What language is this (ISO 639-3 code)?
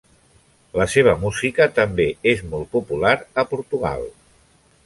cat